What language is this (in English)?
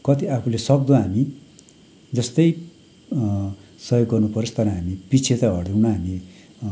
Nepali